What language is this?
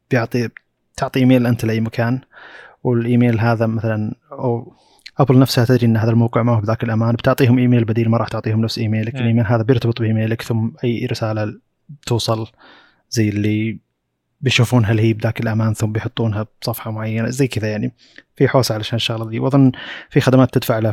Arabic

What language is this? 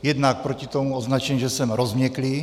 Czech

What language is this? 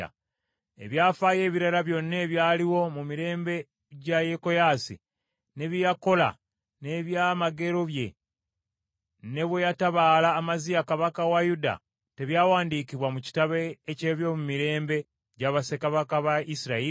Ganda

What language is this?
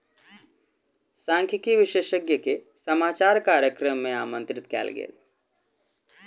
Maithili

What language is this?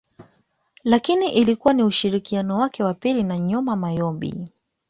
Swahili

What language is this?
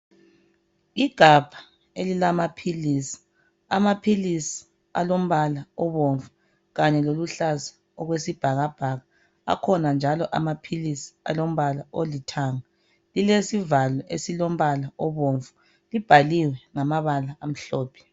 North Ndebele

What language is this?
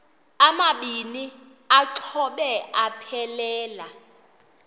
Xhosa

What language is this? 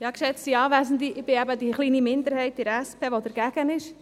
Swiss German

